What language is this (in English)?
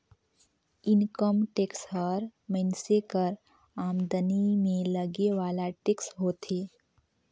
Chhattisgarhi